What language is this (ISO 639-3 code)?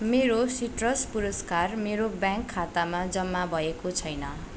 nep